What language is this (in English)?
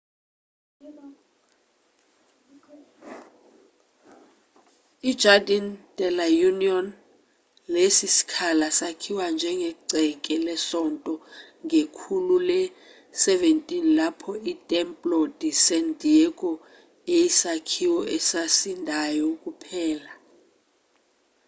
Zulu